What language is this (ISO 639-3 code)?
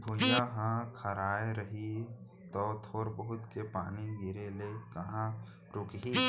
hne